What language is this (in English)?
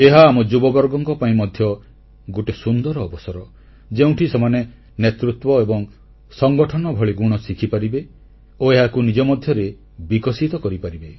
Odia